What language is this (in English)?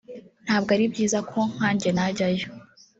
Kinyarwanda